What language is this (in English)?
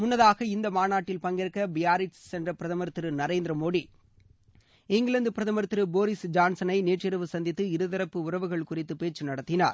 Tamil